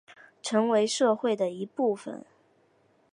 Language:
Chinese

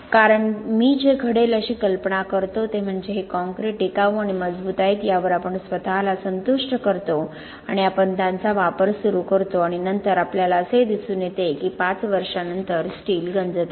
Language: Marathi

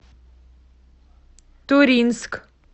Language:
Russian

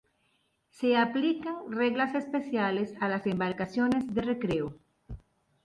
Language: Spanish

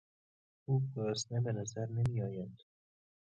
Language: Persian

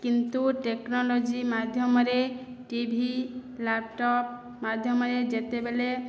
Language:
Odia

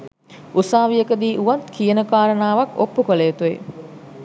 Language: Sinhala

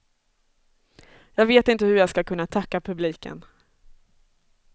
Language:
Swedish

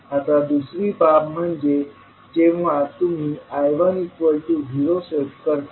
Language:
Marathi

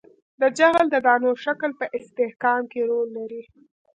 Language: Pashto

